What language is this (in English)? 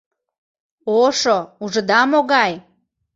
Mari